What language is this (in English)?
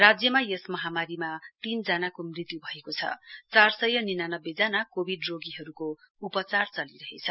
Nepali